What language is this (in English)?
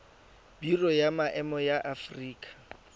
Tswana